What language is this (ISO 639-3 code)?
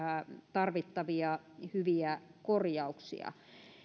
fin